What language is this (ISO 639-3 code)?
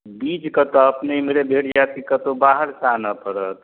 mai